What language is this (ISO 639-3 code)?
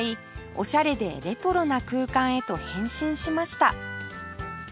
jpn